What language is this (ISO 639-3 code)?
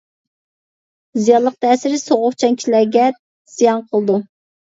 uig